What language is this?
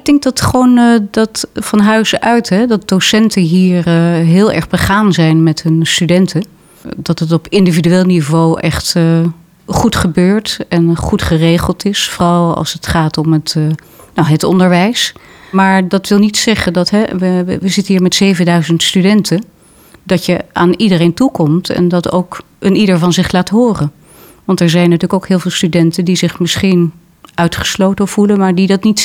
Dutch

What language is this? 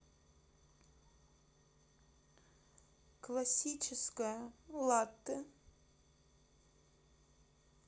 Russian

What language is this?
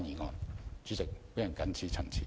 Cantonese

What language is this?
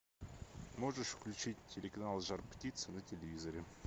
Russian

